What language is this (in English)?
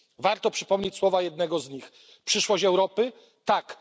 Polish